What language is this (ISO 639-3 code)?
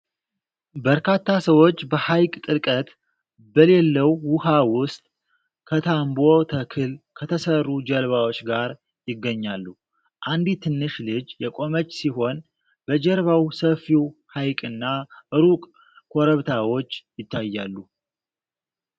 amh